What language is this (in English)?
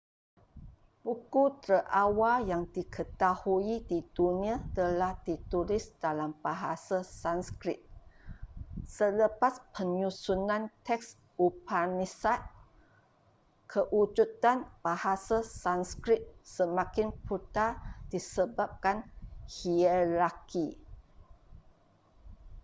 Malay